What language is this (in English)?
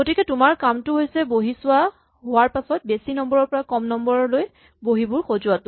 Assamese